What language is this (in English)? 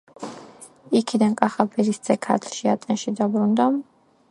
Georgian